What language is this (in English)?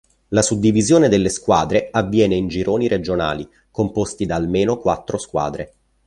Italian